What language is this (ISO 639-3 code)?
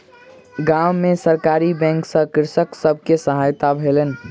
mai